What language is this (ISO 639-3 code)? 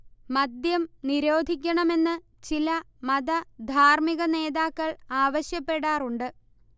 mal